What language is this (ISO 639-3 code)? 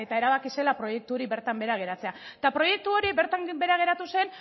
eus